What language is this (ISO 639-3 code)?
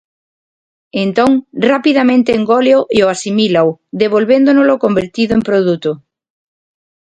glg